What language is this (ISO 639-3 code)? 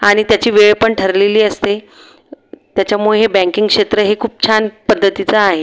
mar